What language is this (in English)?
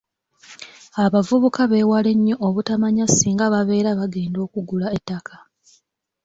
Ganda